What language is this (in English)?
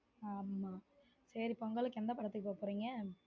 Tamil